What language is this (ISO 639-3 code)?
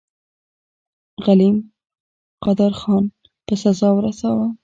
pus